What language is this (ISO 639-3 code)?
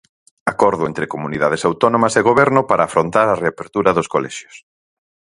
glg